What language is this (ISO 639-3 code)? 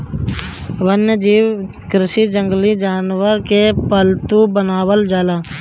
bho